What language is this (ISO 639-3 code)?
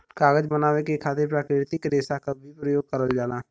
bho